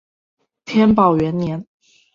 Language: Chinese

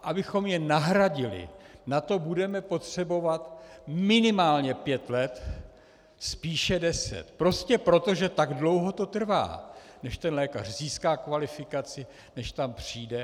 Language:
Czech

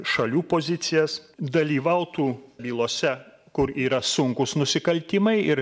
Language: Lithuanian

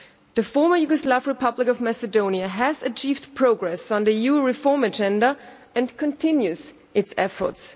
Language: English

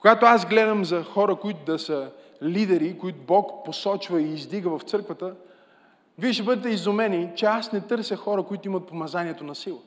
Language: Bulgarian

